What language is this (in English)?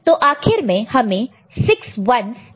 Hindi